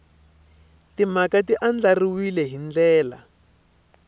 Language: Tsonga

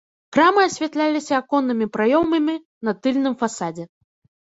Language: Belarusian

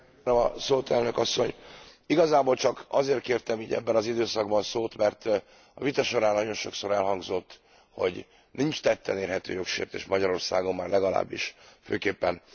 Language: Hungarian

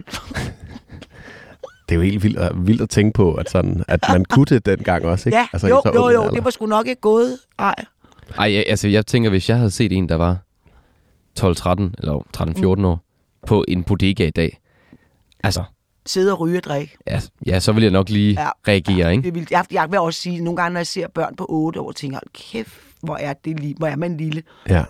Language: Danish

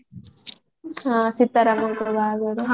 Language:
Odia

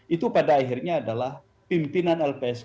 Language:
Indonesian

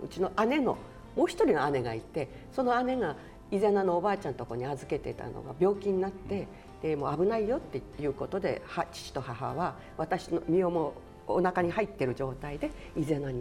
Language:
Japanese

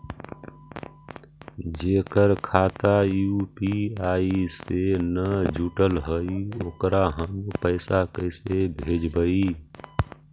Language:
Magahi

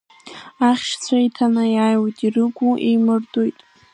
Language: Abkhazian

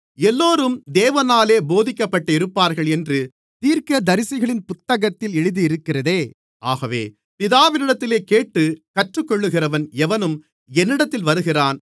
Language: Tamil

